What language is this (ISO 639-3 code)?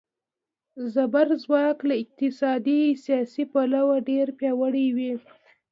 pus